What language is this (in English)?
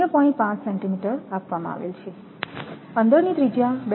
Gujarati